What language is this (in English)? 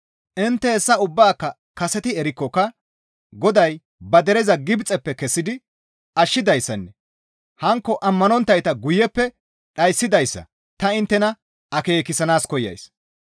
Gamo